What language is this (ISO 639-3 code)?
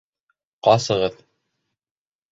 bak